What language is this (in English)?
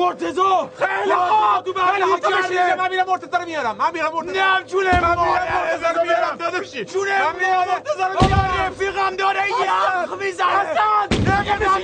Persian